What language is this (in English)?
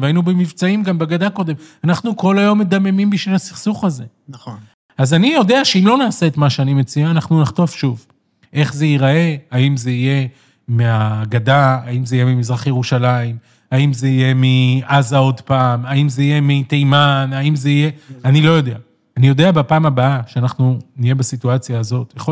Hebrew